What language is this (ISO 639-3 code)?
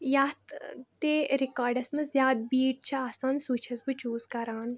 kas